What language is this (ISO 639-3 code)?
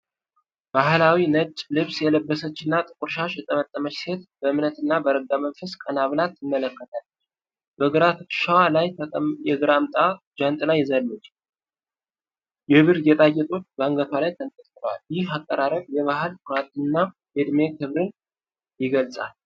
amh